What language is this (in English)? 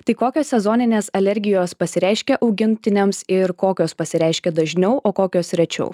Lithuanian